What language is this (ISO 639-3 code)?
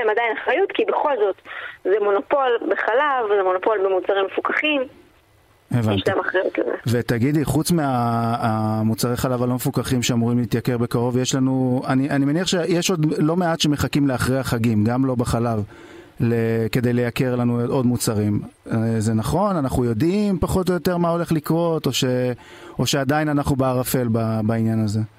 heb